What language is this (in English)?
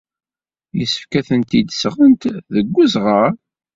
Kabyle